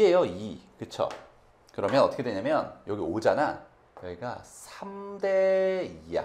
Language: Korean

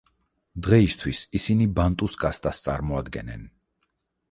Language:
Georgian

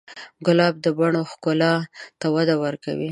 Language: Pashto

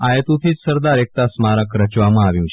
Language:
Gujarati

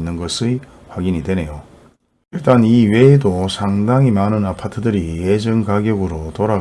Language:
Korean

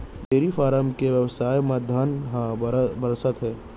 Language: Chhattisgarhi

